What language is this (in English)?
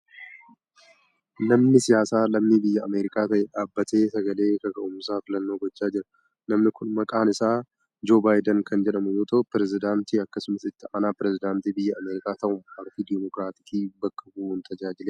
Oromo